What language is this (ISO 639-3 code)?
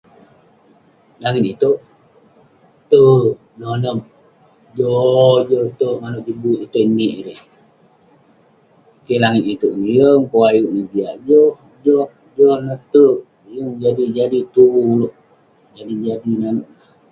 pne